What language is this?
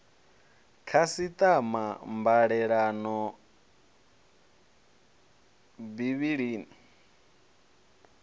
Venda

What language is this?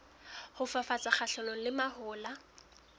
Southern Sotho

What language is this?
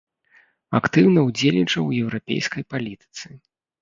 Belarusian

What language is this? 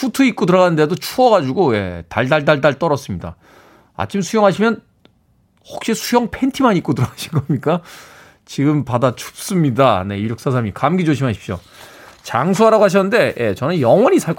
Korean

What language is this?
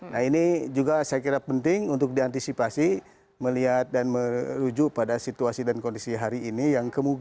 Indonesian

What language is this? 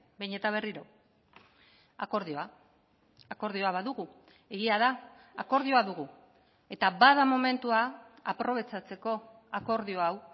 Basque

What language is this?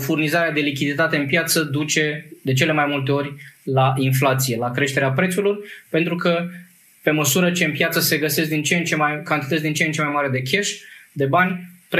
Romanian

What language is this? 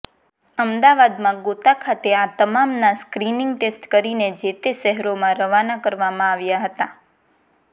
Gujarati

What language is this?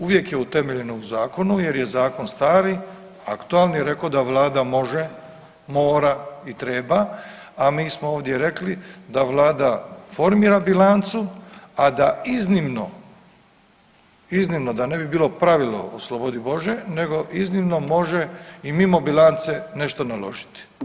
Croatian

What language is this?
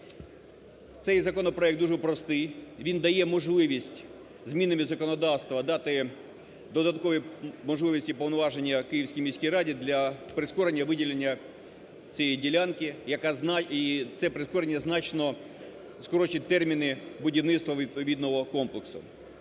Ukrainian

